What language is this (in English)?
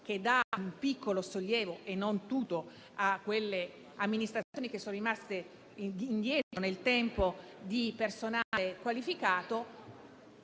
Italian